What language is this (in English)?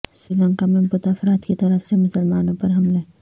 Urdu